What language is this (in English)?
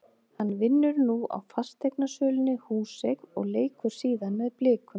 Icelandic